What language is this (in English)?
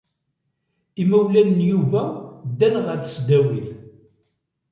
Kabyle